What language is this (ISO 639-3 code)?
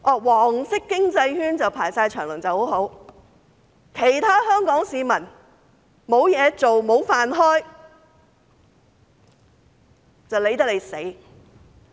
yue